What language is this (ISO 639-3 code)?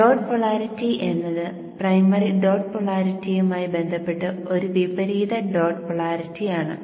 mal